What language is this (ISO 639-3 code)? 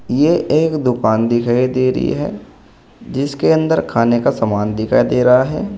hin